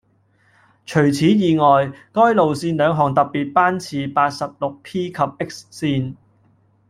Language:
Cantonese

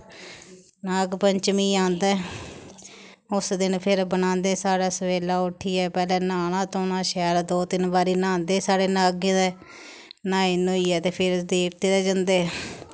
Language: Dogri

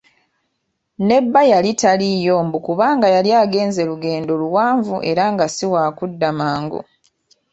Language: Ganda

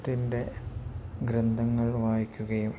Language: Malayalam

